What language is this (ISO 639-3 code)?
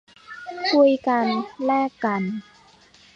tha